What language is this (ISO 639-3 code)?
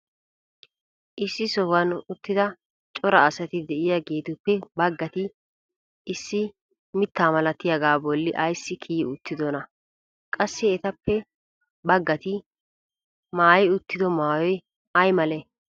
wal